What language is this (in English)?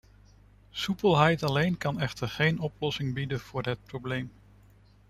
Dutch